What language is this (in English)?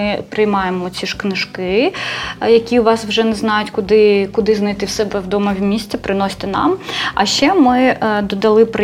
Ukrainian